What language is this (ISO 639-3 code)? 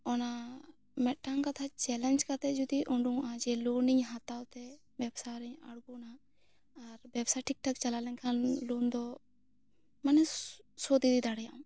sat